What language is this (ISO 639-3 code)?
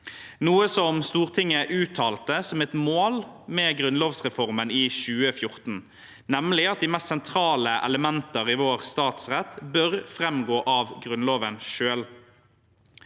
nor